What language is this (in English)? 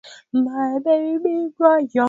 Swahili